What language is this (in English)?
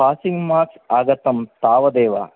Sanskrit